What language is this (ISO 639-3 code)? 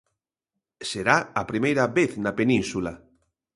glg